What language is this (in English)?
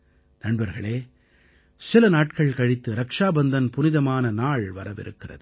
Tamil